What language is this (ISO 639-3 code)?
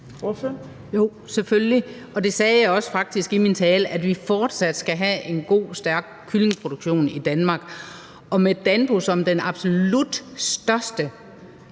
dan